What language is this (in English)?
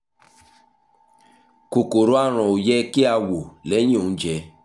Yoruba